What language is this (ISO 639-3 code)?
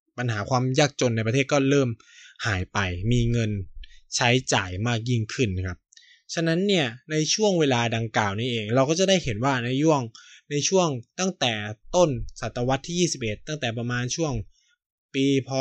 tha